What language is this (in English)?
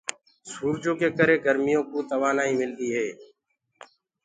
Gurgula